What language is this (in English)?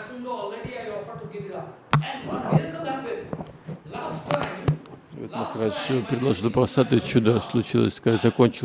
Russian